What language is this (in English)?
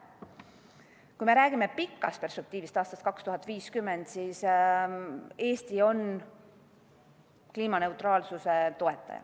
Estonian